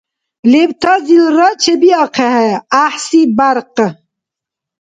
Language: Dargwa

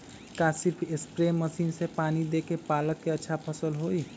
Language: Magahi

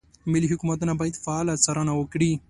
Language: Pashto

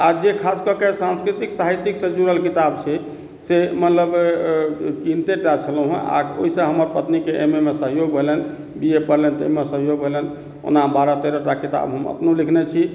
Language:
Maithili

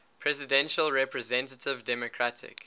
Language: English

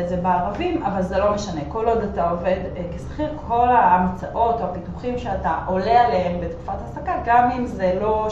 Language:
Hebrew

